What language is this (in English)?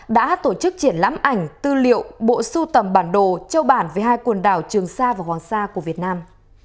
Vietnamese